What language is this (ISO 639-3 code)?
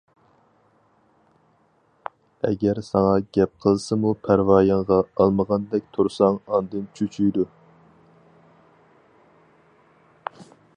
uig